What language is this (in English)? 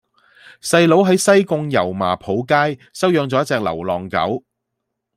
Cantonese